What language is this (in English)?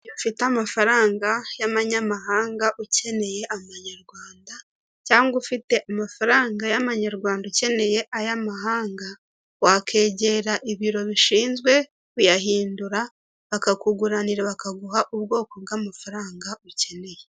Kinyarwanda